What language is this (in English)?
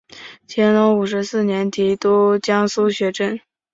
Chinese